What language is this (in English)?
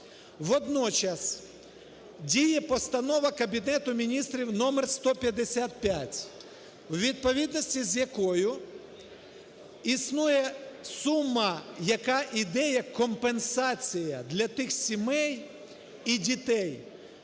Ukrainian